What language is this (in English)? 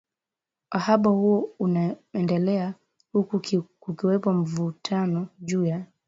Swahili